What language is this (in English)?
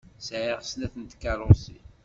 Kabyle